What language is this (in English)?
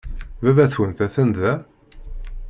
Kabyle